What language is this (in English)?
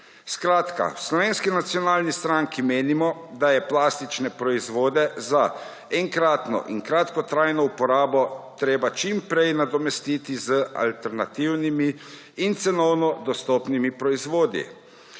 Slovenian